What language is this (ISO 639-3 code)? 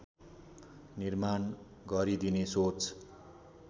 nep